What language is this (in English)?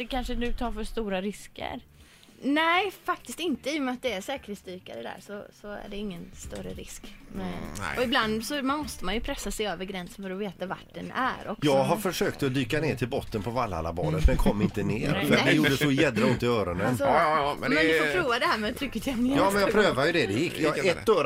Swedish